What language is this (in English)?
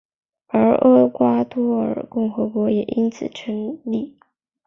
Chinese